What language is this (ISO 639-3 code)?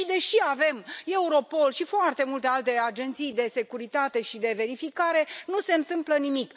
ron